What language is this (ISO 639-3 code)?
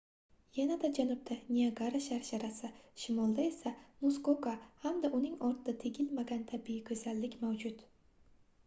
uzb